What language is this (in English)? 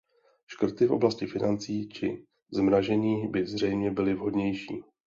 Czech